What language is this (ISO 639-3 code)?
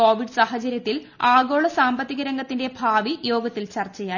mal